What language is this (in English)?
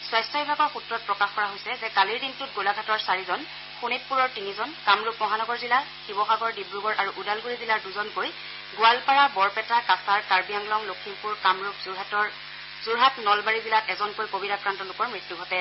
Assamese